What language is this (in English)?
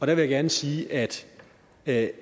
Danish